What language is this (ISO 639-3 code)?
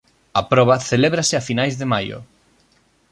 glg